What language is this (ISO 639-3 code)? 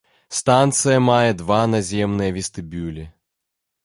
bel